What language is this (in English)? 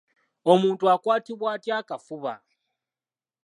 Ganda